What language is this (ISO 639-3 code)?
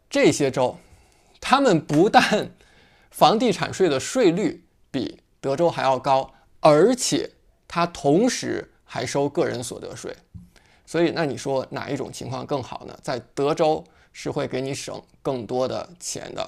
zho